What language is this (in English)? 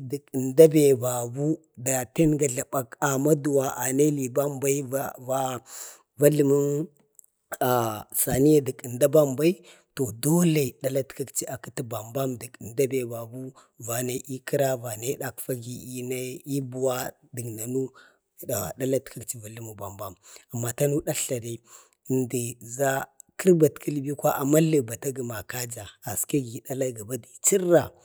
Bade